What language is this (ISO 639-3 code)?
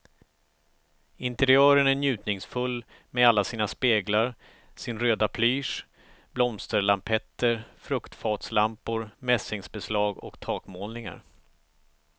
swe